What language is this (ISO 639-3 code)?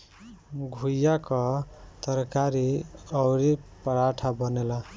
bho